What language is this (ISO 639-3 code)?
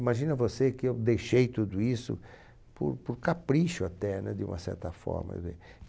por